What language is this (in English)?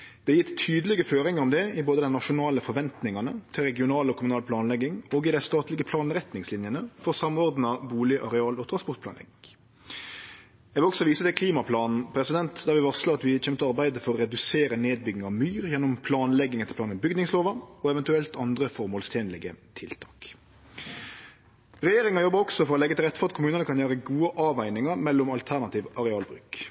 Norwegian Nynorsk